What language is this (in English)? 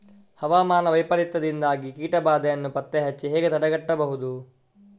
Kannada